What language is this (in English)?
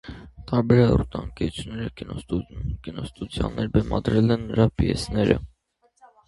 Armenian